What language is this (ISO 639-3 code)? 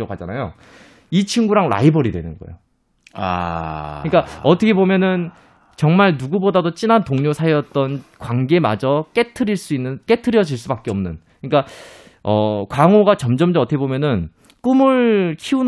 kor